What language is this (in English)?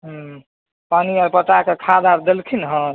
Maithili